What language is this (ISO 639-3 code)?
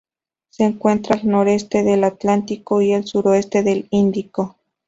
spa